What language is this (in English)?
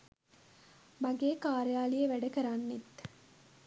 Sinhala